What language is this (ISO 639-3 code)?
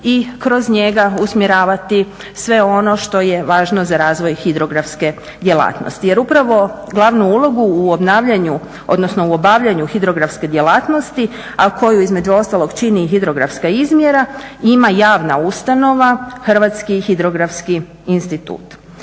hrv